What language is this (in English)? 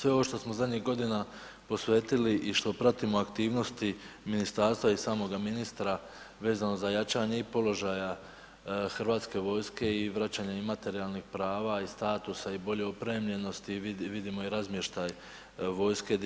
Croatian